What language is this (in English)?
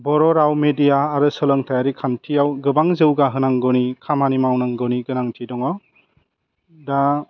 Bodo